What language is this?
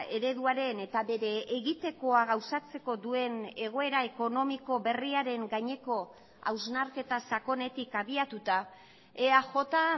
Basque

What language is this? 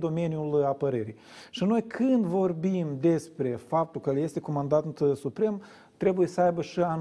Romanian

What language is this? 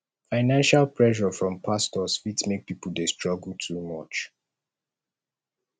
Nigerian Pidgin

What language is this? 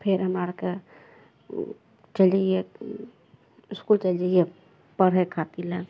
Maithili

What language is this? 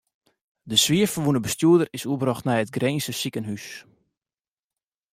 Western Frisian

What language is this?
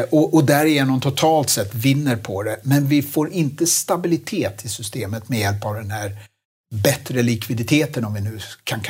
Swedish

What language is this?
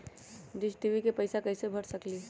Magahi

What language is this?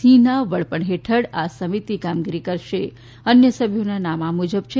Gujarati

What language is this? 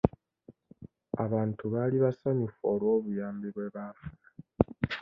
Ganda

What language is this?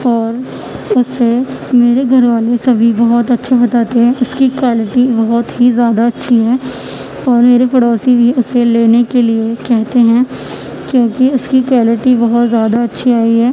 Urdu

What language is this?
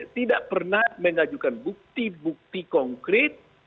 Indonesian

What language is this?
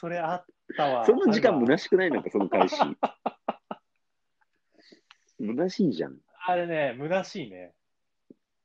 Japanese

